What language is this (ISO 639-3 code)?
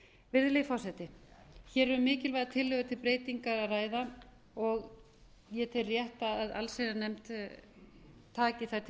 isl